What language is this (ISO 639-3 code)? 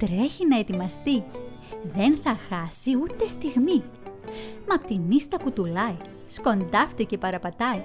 ell